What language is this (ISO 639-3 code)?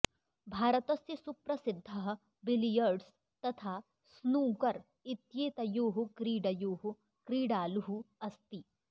san